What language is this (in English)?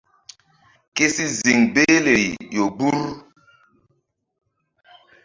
Mbum